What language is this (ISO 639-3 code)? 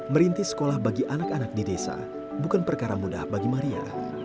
ind